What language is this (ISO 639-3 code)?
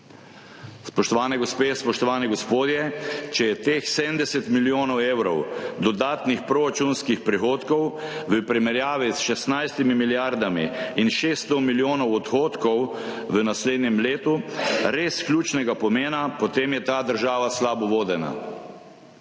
slv